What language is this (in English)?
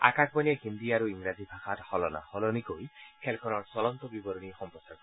Assamese